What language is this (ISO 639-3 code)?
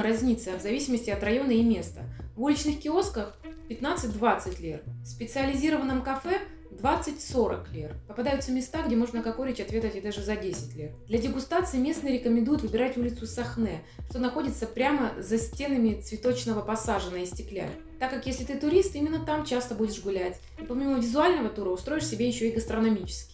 rus